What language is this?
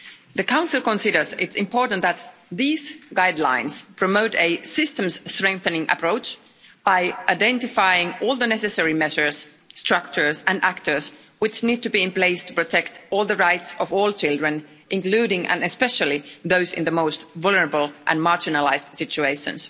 English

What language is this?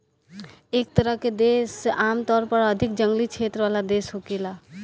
Bhojpuri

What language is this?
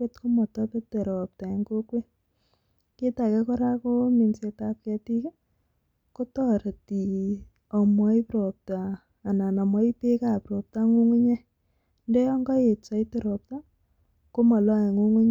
Kalenjin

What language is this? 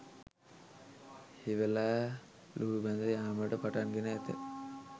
Sinhala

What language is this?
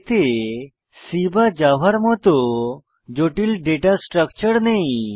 Bangla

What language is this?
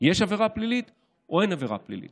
Hebrew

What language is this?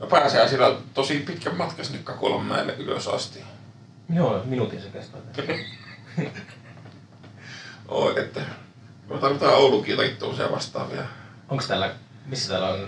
Finnish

